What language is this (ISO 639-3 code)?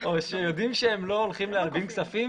heb